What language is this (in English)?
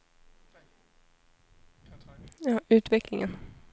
Swedish